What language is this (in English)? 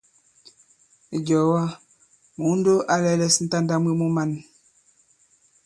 Bankon